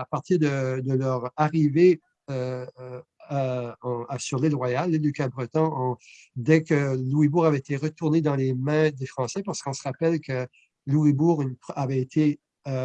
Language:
French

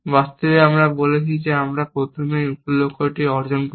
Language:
Bangla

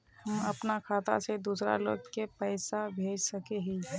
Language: Magahi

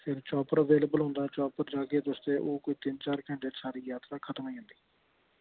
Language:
Dogri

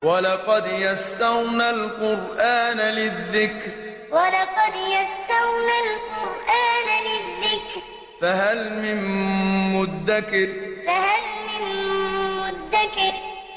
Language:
Arabic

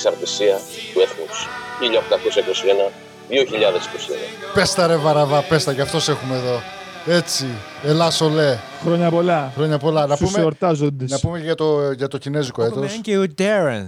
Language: Greek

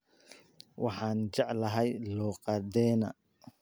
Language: Somali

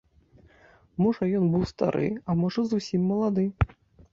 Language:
Belarusian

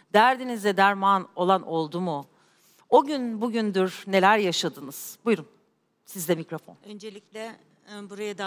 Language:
Turkish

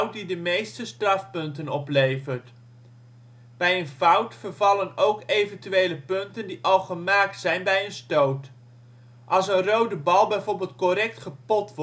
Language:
Dutch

